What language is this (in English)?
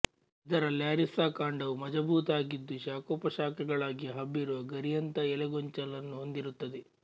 Kannada